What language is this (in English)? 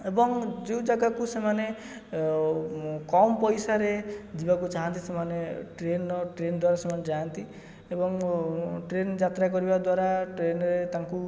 Odia